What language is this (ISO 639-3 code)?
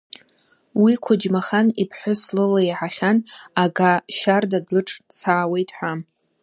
abk